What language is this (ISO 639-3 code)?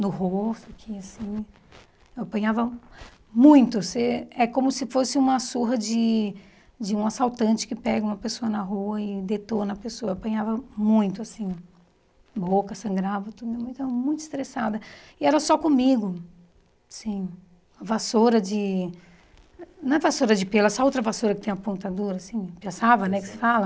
por